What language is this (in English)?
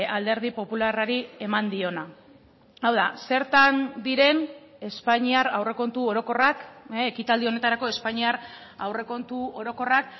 Basque